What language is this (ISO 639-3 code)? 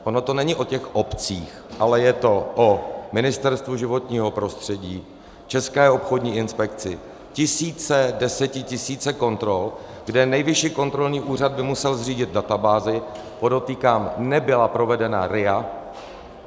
ces